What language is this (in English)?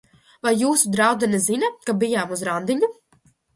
Latvian